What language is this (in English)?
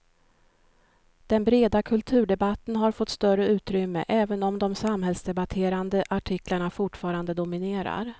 Swedish